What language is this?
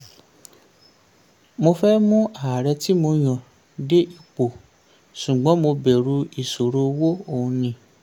Yoruba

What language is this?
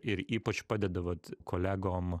Lithuanian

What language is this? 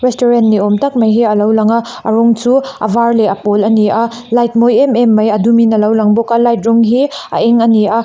Mizo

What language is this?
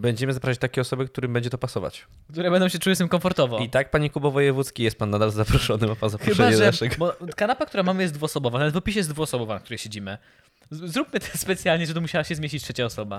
Polish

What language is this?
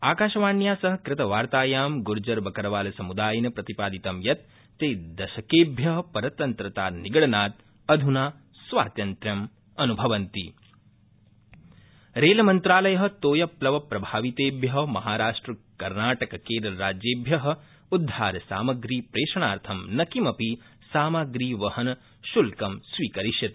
Sanskrit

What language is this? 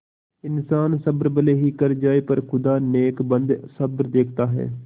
Hindi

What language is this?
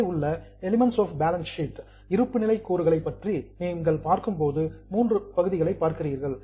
Tamil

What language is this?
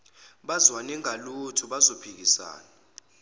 Zulu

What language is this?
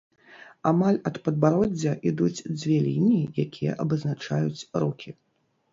Belarusian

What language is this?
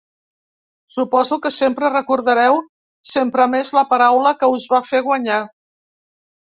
Catalan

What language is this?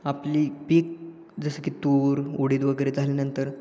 Marathi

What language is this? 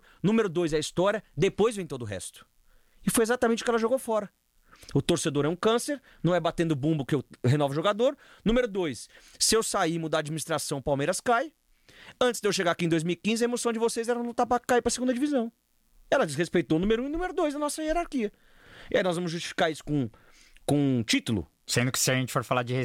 Portuguese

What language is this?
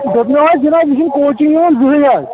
Kashmiri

